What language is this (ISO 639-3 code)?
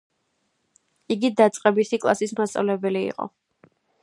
kat